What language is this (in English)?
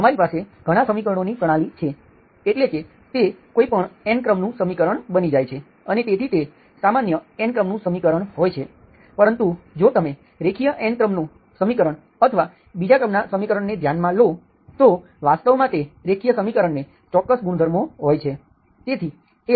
Gujarati